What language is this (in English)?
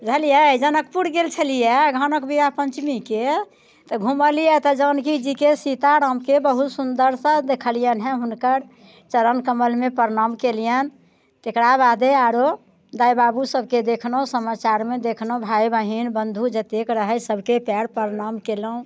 Maithili